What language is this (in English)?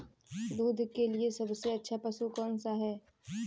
Hindi